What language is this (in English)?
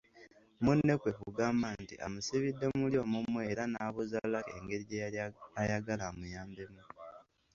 Ganda